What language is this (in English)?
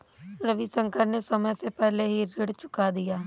Hindi